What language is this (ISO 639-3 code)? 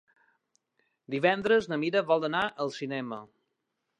cat